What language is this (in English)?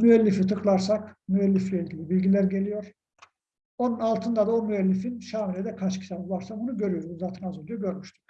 Turkish